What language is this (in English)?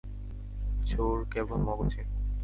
Bangla